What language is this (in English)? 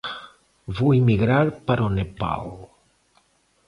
Portuguese